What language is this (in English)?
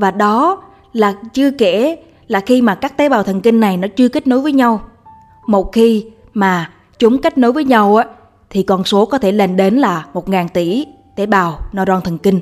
Vietnamese